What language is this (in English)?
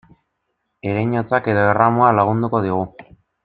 Basque